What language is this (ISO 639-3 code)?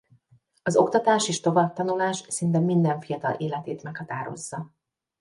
hun